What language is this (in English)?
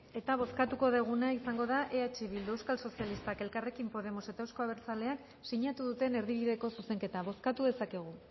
Basque